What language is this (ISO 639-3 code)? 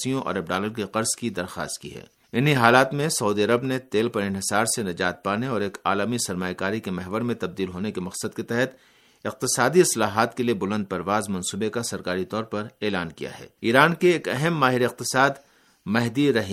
urd